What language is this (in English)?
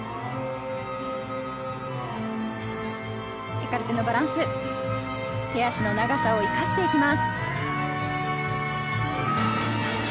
Japanese